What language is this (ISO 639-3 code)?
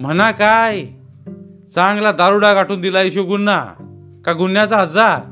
mar